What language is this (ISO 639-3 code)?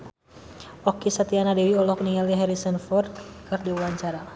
sun